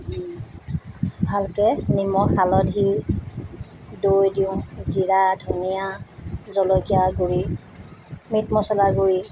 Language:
Assamese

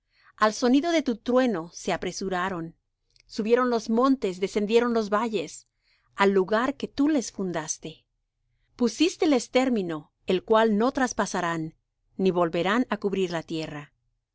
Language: Spanish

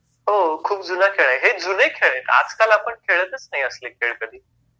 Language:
Marathi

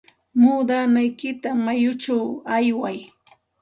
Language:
Santa Ana de Tusi Pasco Quechua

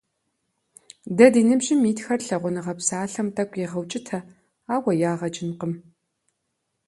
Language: Kabardian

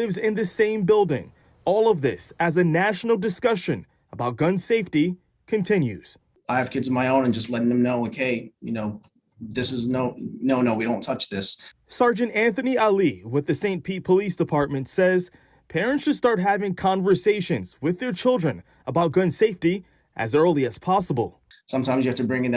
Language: English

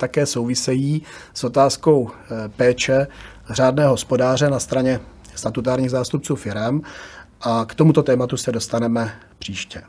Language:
Czech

